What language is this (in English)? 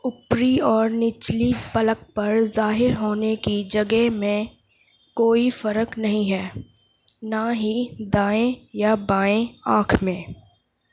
Urdu